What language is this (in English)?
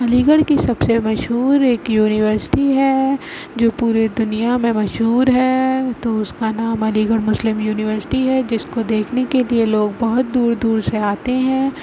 Urdu